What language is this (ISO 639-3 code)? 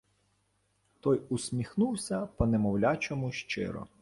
ukr